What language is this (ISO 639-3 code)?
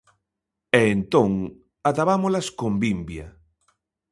glg